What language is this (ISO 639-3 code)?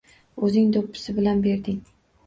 uzb